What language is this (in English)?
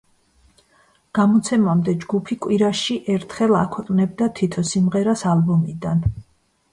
Georgian